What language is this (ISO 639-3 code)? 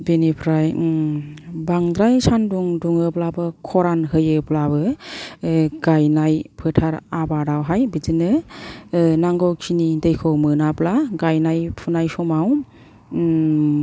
brx